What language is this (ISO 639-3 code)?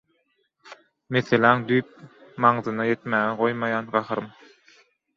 tuk